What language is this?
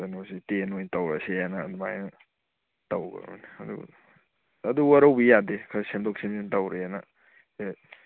Manipuri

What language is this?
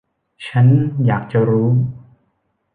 Thai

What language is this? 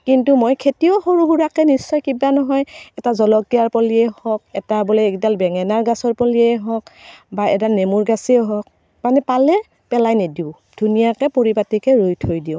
Assamese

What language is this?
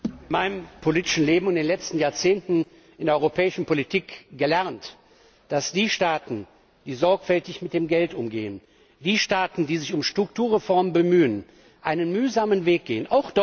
German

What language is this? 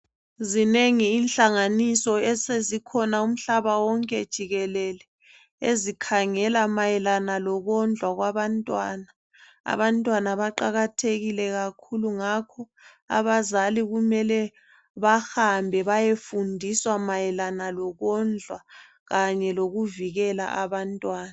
North Ndebele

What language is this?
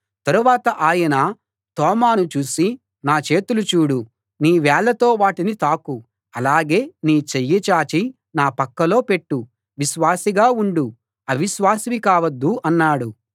Telugu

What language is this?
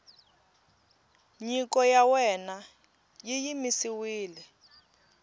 Tsonga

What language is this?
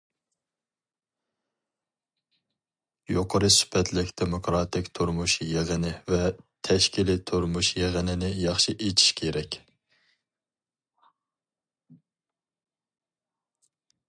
Uyghur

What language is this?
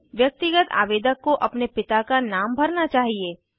Hindi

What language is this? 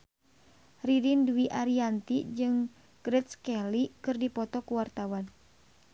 Sundanese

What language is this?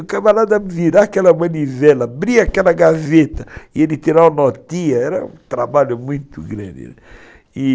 Portuguese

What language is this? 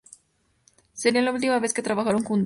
Spanish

